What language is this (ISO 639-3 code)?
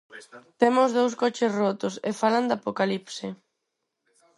glg